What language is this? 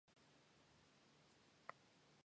Pashto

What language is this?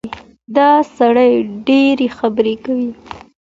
Pashto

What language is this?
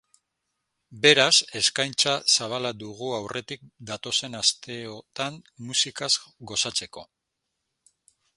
Basque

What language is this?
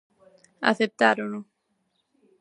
Galician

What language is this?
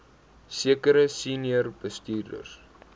Afrikaans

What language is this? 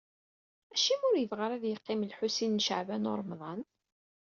Kabyle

